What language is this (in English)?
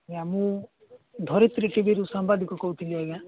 Odia